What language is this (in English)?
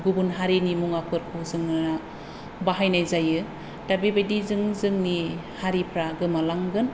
Bodo